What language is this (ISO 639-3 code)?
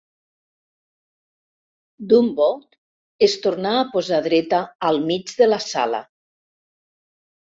cat